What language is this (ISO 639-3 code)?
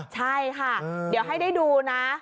tha